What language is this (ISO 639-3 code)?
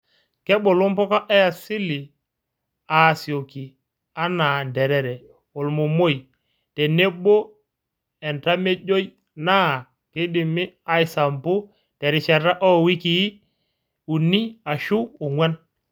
mas